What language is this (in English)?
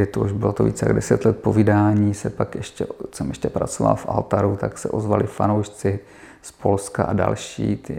Czech